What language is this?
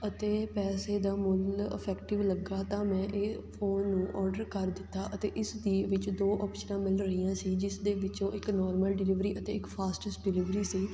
Punjabi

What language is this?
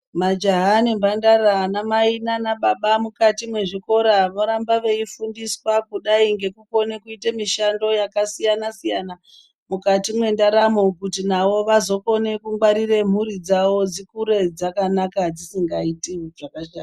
Ndau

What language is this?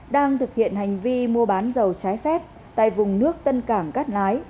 Vietnamese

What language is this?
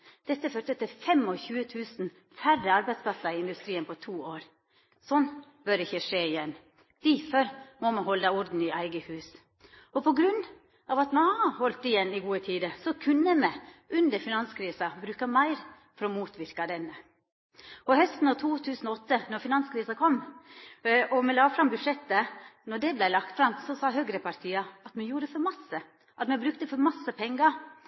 Norwegian Nynorsk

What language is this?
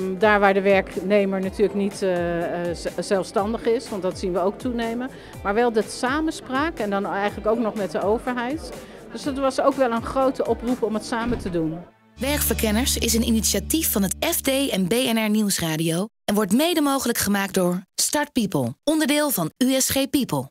Dutch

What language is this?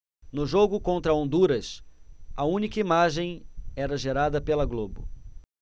Portuguese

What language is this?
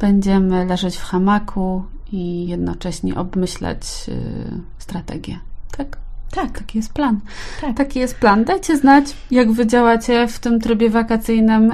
Polish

